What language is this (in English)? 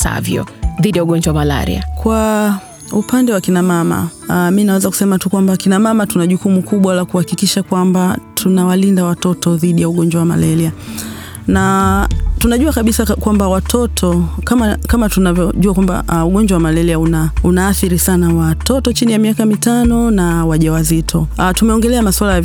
Swahili